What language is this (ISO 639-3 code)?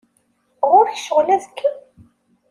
kab